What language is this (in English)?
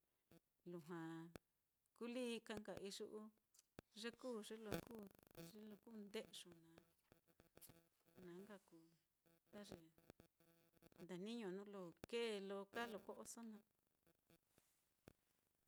Mitlatongo Mixtec